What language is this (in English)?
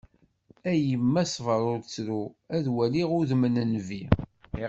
Kabyle